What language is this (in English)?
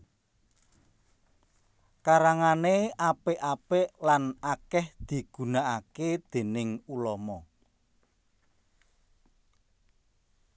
Javanese